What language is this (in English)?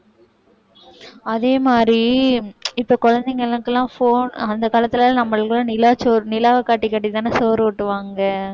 Tamil